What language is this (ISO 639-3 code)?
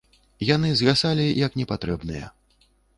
bel